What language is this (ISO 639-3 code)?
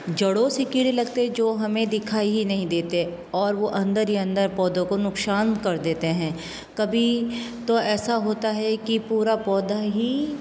hin